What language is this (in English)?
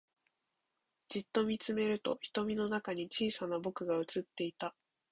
Japanese